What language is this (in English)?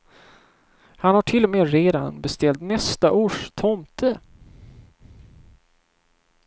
Swedish